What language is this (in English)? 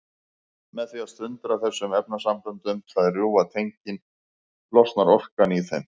Icelandic